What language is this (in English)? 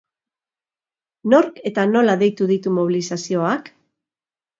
Basque